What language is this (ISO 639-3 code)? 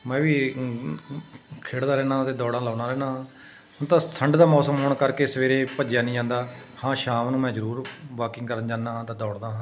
pan